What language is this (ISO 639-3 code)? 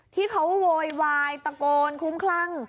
tha